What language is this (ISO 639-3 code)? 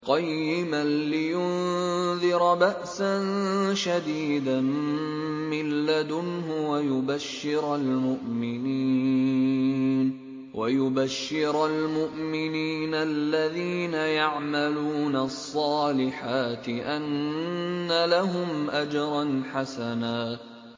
ara